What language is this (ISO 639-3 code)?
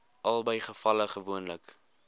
afr